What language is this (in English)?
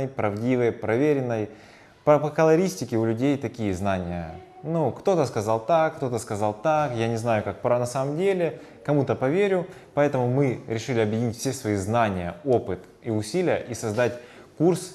Russian